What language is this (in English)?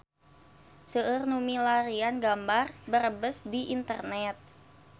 Sundanese